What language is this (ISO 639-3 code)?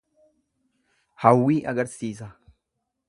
orm